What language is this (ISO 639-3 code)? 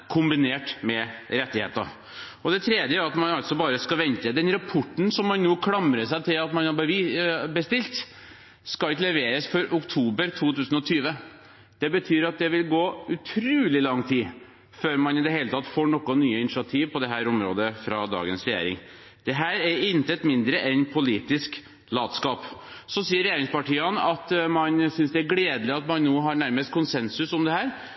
nob